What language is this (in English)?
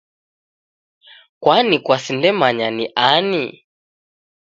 Taita